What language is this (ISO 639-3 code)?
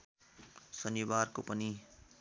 nep